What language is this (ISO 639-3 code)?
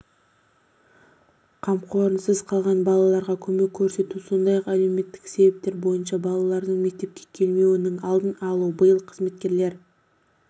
kaz